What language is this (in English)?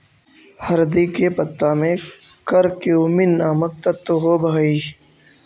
Magahi